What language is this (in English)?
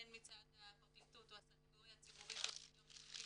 Hebrew